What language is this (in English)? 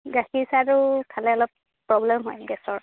Assamese